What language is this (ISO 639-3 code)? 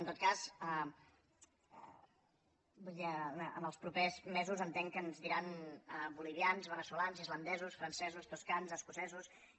cat